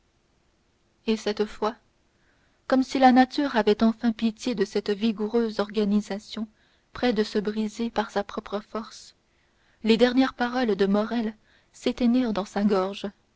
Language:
French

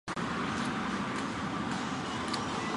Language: Chinese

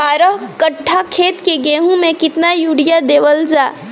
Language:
Bhojpuri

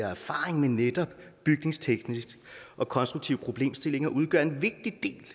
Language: Danish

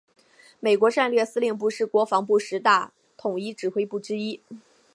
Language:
Chinese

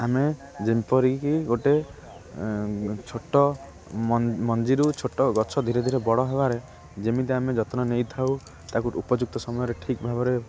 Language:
Odia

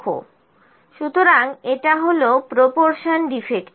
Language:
Bangla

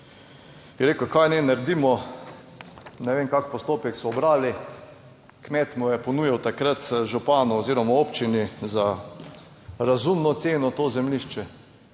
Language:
Slovenian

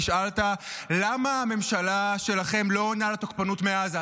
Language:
Hebrew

